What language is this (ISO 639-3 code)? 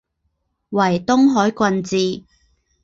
zho